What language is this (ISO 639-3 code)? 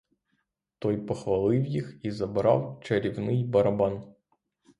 ukr